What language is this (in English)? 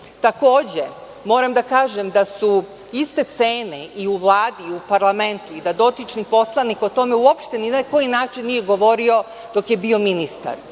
Serbian